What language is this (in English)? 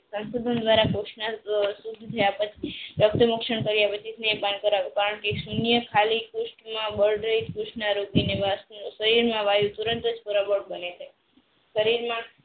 Gujarati